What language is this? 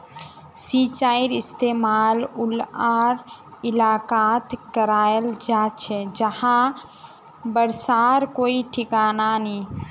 Magahi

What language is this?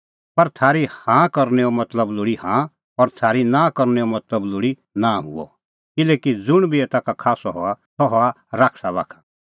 Kullu Pahari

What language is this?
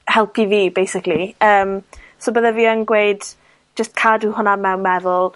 Welsh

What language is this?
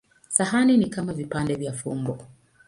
Swahili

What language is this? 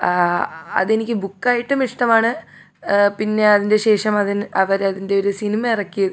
Malayalam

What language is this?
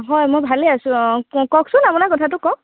Assamese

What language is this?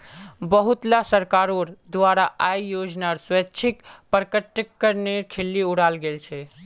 Magahi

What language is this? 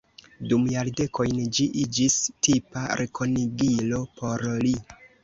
Esperanto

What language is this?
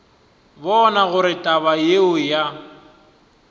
Northern Sotho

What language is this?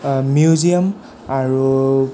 Assamese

